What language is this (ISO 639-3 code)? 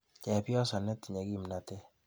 kln